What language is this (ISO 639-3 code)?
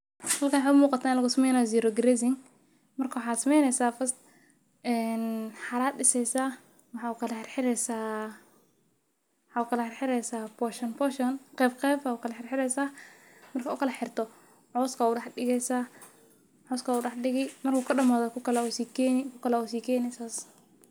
som